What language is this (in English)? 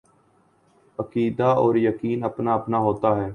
Urdu